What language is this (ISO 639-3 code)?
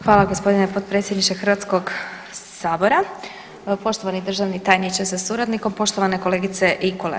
hrv